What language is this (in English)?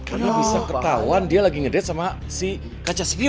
Indonesian